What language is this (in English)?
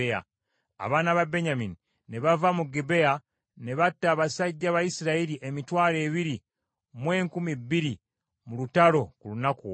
Ganda